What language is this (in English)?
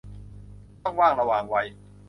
Thai